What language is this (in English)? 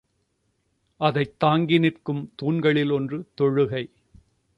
Tamil